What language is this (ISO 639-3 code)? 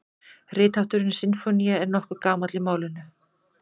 isl